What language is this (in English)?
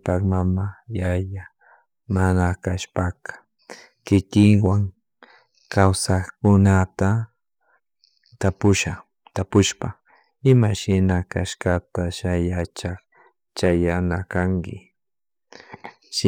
Chimborazo Highland Quichua